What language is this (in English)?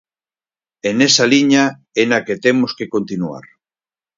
Galician